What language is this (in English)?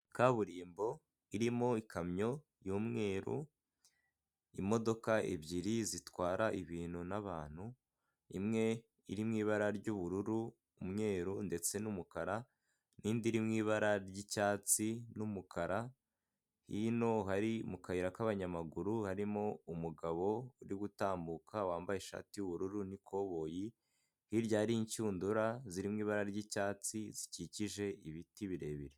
Kinyarwanda